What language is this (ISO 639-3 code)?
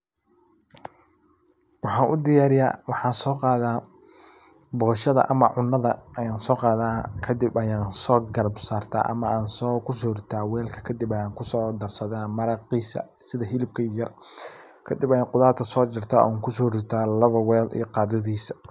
som